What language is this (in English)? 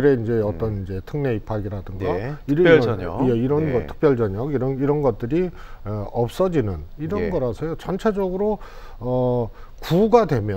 Korean